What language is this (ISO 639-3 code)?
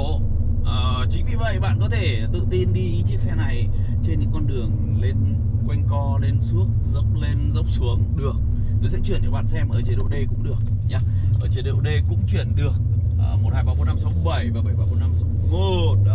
vie